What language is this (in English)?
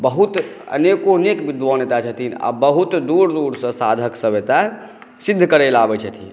Maithili